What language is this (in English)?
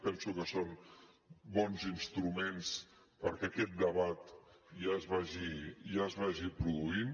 Catalan